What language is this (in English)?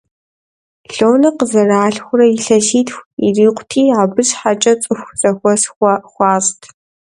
Kabardian